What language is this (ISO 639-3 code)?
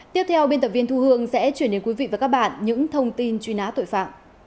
vie